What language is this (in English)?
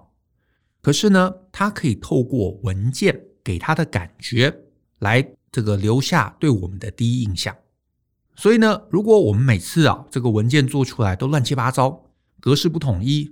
Chinese